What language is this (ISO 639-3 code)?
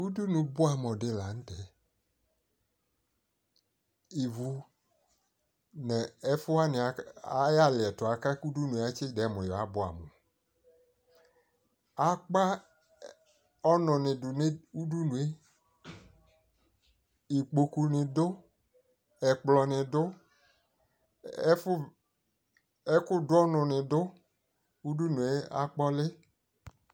kpo